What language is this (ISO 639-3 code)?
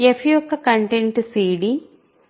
tel